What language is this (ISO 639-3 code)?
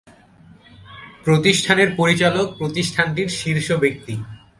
ben